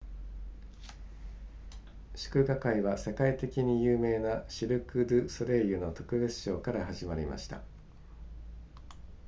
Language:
Japanese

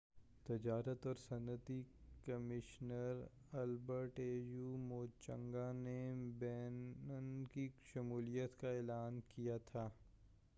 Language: Urdu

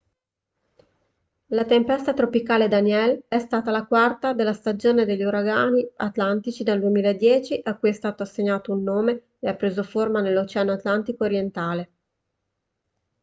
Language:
Italian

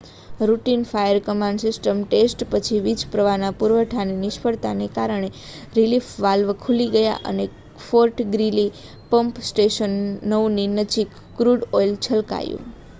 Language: Gujarati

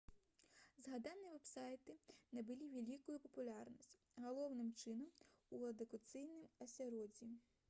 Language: Belarusian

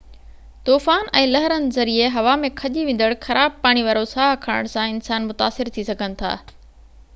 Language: Sindhi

